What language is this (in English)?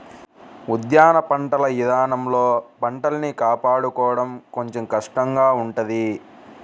Telugu